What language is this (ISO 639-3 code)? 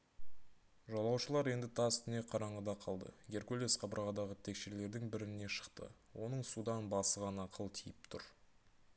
kaz